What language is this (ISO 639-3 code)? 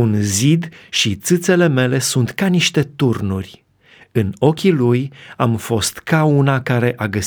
ron